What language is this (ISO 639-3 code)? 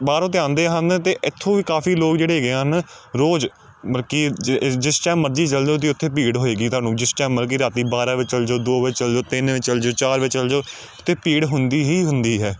pan